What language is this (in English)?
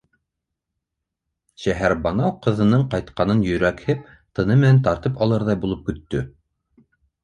Bashkir